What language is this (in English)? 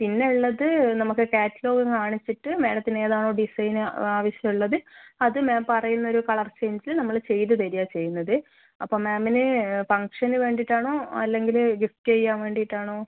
Malayalam